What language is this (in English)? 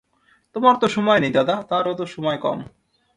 Bangla